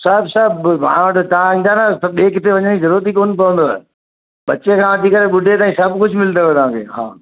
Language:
Sindhi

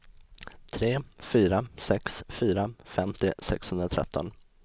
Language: Swedish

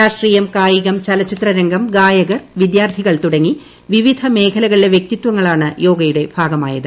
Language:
Malayalam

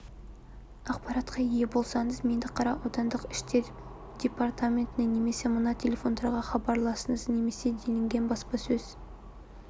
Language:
Kazakh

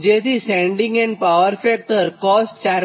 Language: Gujarati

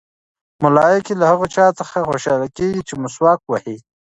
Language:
Pashto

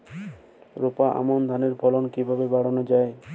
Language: Bangla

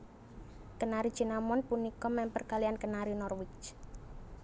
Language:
Javanese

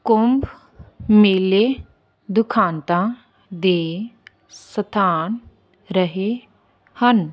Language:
Punjabi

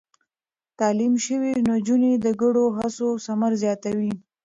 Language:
Pashto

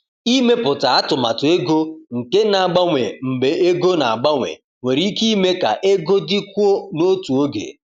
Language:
Igbo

